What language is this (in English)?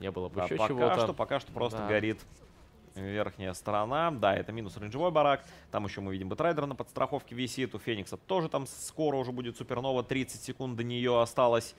Russian